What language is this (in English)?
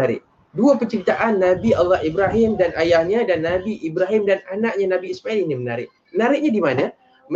Malay